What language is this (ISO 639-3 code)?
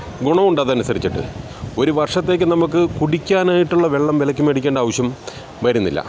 mal